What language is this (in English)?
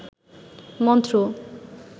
Bangla